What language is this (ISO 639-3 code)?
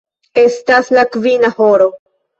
epo